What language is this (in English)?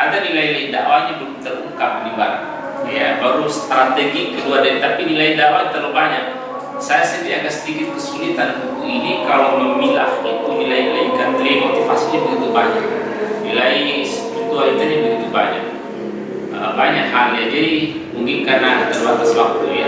Indonesian